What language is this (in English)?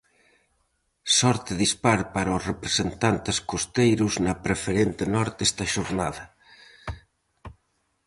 Galician